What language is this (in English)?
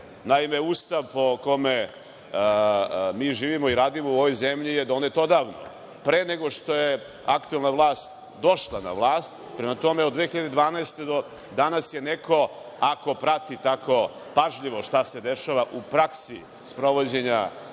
Serbian